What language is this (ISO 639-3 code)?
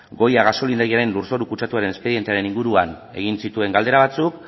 eus